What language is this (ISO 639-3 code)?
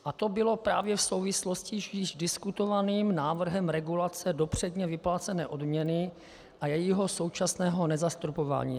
ces